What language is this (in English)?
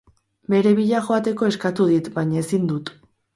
Basque